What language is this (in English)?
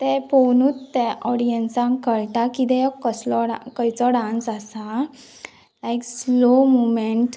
Konkani